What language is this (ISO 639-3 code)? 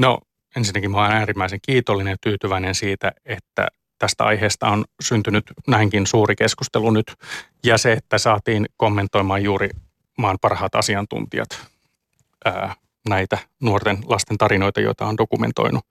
fin